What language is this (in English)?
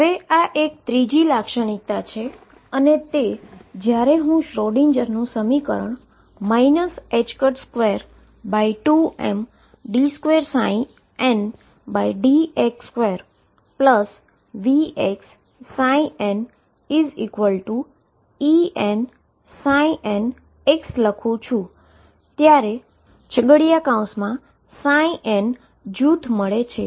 Gujarati